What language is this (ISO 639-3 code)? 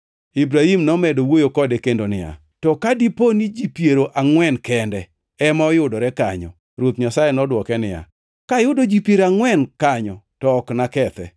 luo